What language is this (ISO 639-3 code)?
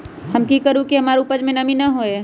mag